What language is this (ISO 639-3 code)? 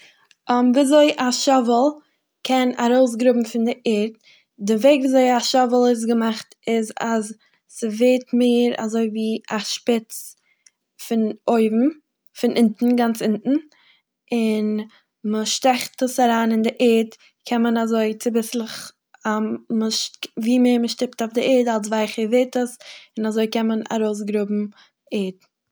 yid